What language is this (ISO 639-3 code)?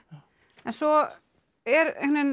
isl